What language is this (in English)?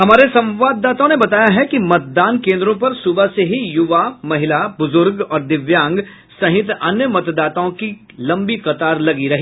Hindi